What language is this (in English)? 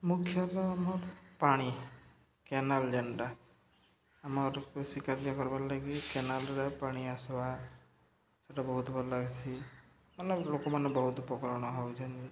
Odia